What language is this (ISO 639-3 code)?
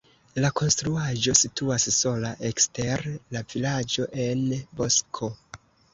epo